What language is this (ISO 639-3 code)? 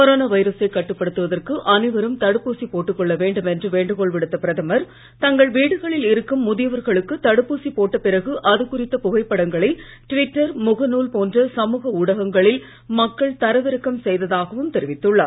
tam